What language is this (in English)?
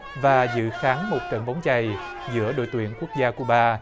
Vietnamese